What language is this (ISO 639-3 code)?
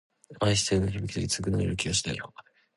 jpn